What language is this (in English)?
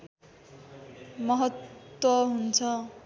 Nepali